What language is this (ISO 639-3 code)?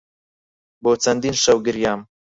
ckb